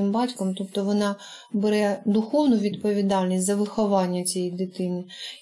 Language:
Ukrainian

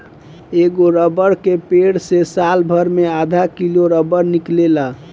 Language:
Bhojpuri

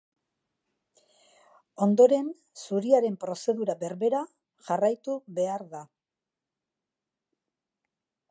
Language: Basque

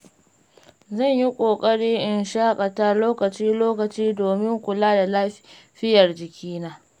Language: Hausa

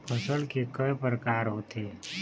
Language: Chhattisgarhi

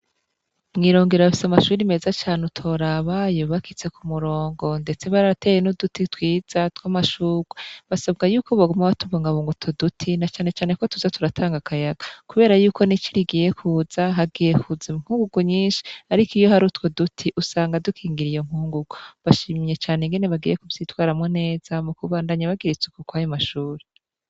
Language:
Rundi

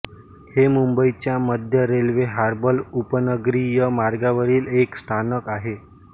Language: Marathi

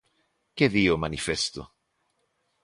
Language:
Galician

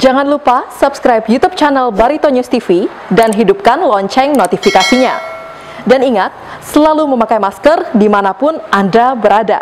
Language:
Indonesian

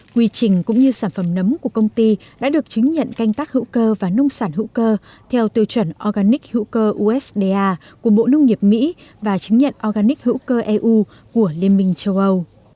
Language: Vietnamese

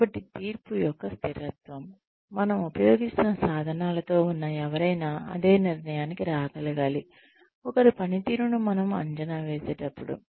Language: Telugu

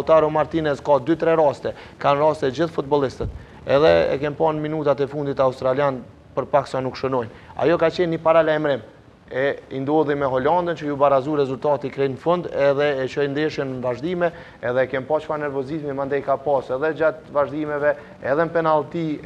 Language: Romanian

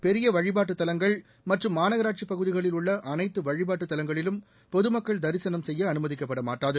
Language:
Tamil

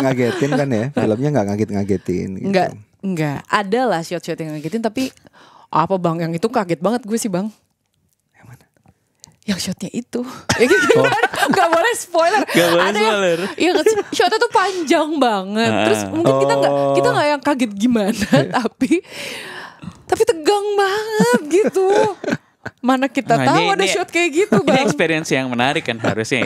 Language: Indonesian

